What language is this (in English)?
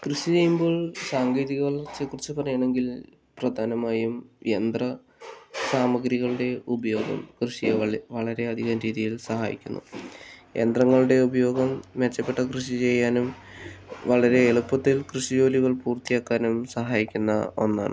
Malayalam